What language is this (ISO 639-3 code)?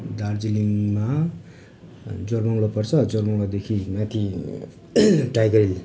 nep